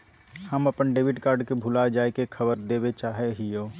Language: Magahi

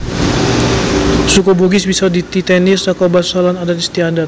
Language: Javanese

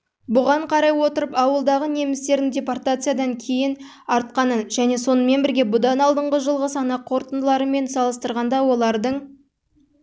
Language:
Kazakh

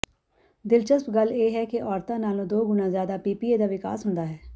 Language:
Punjabi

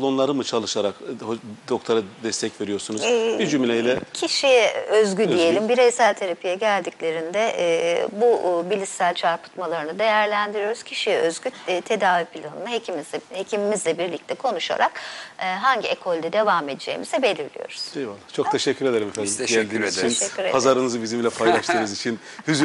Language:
Turkish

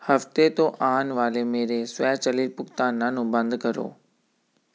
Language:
Punjabi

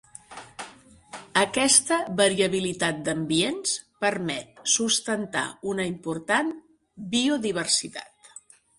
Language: Catalan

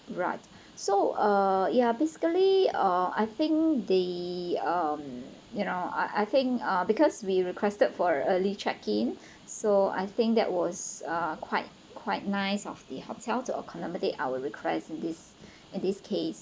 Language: English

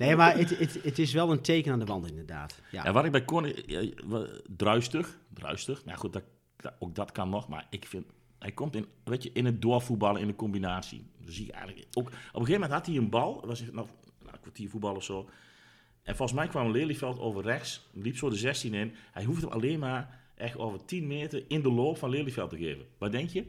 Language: Dutch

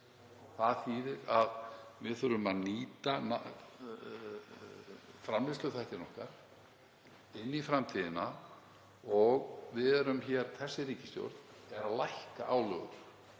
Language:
Icelandic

